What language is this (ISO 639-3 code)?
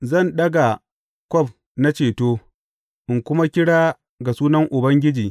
hau